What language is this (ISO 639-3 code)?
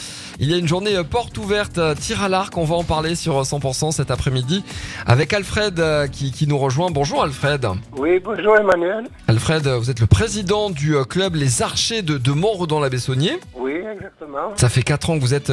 fra